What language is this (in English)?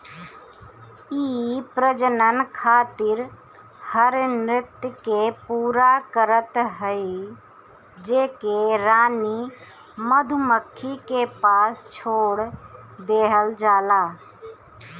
Bhojpuri